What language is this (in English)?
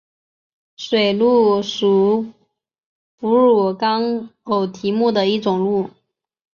Chinese